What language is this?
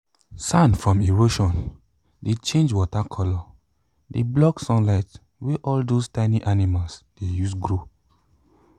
Nigerian Pidgin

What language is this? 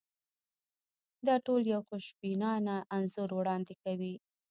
Pashto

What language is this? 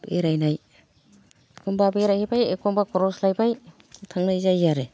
Bodo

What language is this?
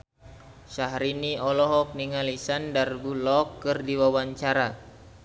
Sundanese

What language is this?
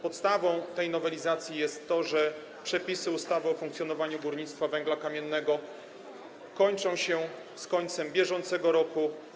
Polish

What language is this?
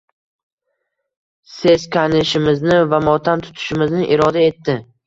Uzbek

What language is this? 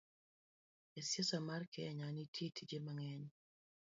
Luo (Kenya and Tanzania)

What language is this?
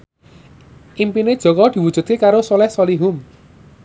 Javanese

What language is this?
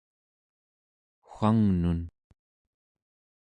Central Yupik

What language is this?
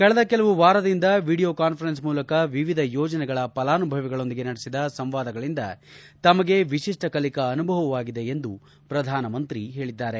Kannada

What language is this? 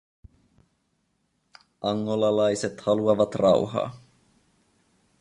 Finnish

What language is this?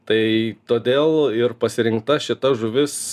Lithuanian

